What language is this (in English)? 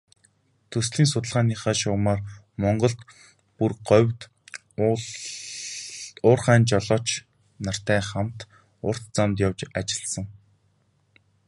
Mongolian